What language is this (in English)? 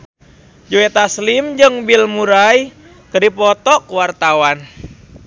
Sundanese